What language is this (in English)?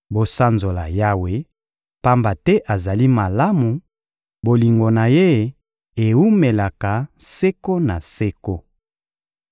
Lingala